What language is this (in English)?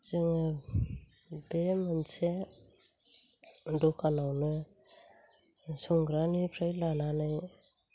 Bodo